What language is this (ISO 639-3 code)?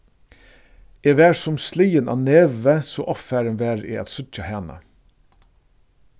fao